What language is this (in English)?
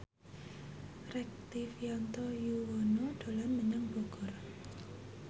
Javanese